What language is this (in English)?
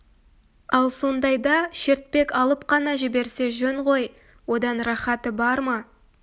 Kazakh